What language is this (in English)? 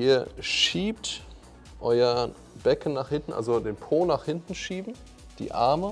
German